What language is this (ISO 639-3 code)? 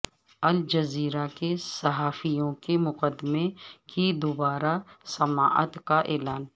urd